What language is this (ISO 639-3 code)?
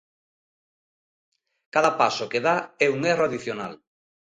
glg